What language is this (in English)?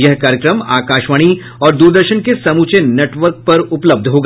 Hindi